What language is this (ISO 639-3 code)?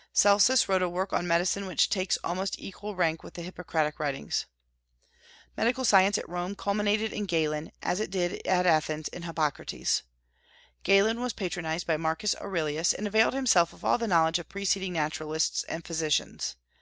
eng